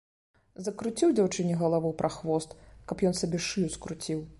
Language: Belarusian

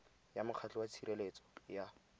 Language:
Tswana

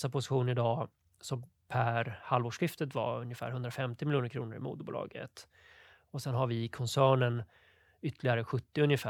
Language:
Swedish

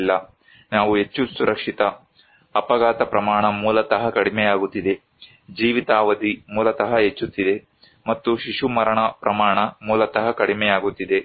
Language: Kannada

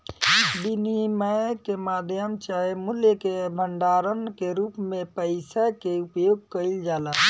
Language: Bhojpuri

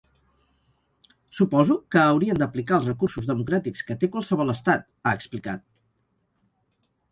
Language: Catalan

